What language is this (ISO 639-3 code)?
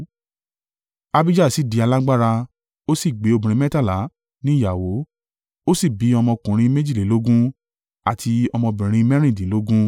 yor